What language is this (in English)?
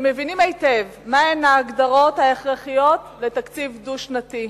Hebrew